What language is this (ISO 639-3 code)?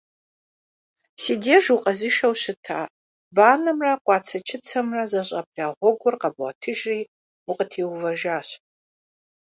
kbd